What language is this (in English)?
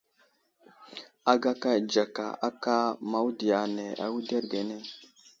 Wuzlam